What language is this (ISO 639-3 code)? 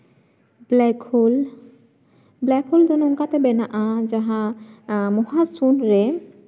sat